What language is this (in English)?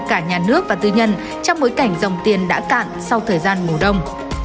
Vietnamese